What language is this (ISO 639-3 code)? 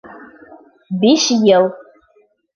bak